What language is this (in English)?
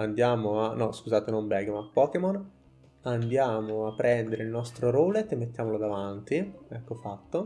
Italian